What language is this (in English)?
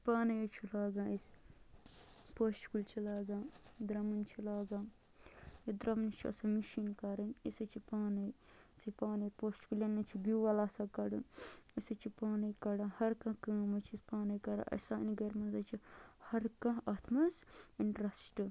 Kashmiri